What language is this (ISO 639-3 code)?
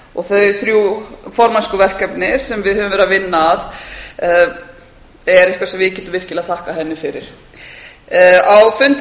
isl